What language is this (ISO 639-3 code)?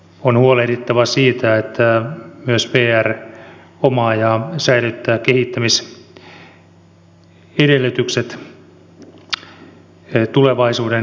fin